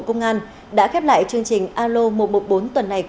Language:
Vietnamese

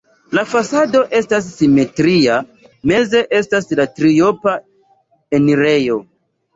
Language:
Esperanto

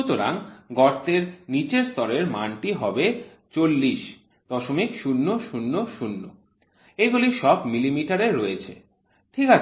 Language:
Bangla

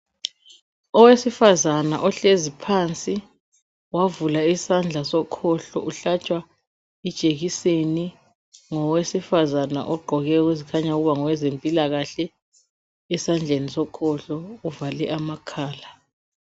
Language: North Ndebele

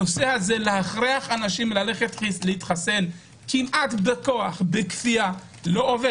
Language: Hebrew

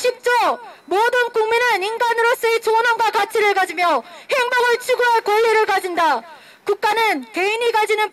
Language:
Korean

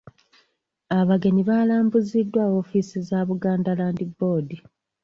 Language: Ganda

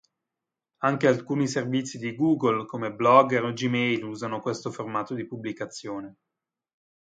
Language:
Italian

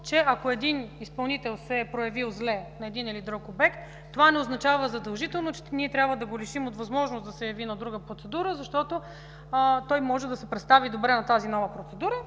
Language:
Bulgarian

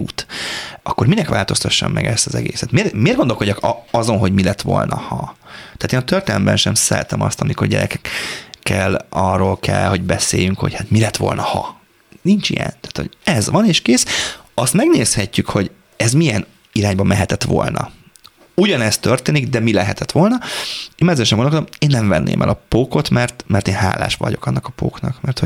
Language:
Hungarian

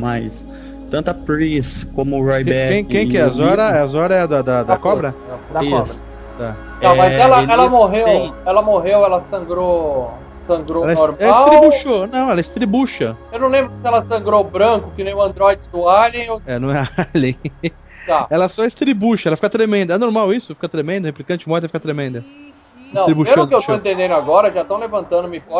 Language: Portuguese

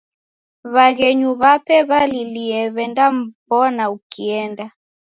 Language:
Taita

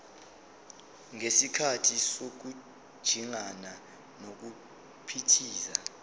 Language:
Zulu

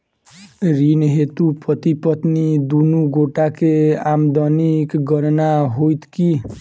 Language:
Maithili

